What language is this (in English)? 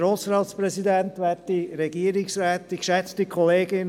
Swiss German